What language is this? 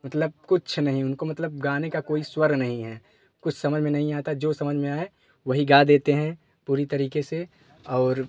Hindi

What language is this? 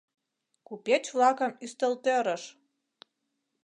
Mari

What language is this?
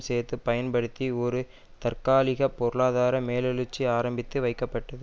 Tamil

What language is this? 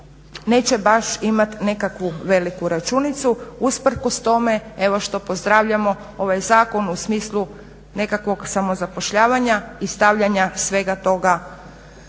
Croatian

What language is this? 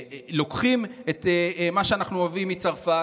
Hebrew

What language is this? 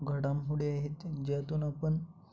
Marathi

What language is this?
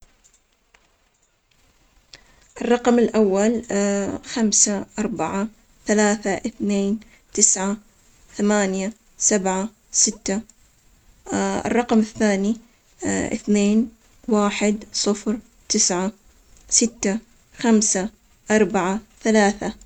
Omani Arabic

